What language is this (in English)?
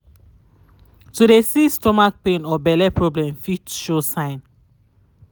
Nigerian Pidgin